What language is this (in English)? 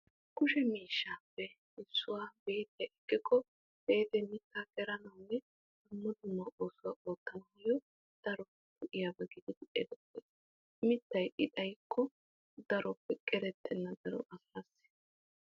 Wolaytta